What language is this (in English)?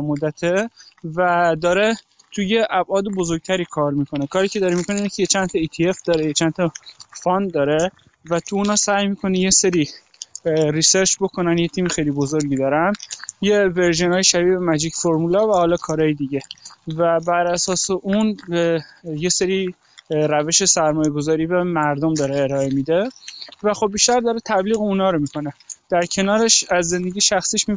Persian